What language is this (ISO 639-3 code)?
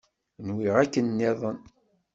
kab